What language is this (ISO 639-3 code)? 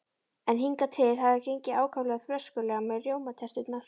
isl